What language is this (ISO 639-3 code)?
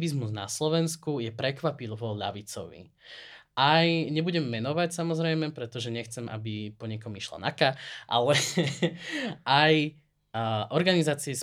slk